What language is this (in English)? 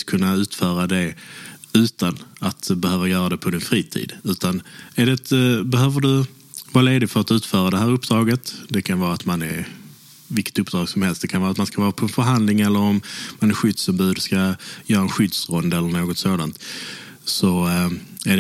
Swedish